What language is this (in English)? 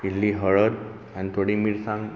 Konkani